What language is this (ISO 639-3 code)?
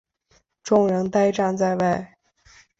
zho